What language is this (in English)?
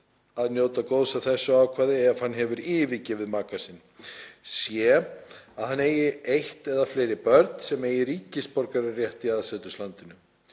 Icelandic